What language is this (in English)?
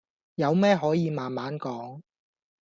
Cantonese